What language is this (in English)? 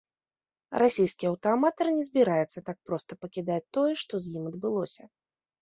Belarusian